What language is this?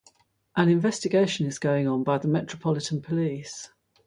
English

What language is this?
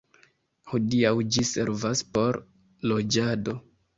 Esperanto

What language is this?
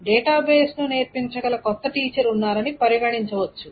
Telugu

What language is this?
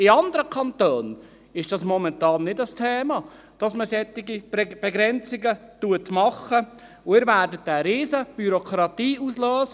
Swiss German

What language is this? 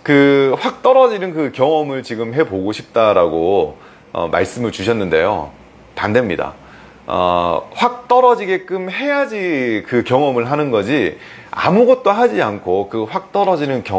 Korean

